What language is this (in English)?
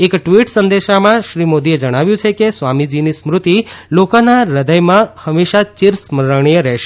Gujarati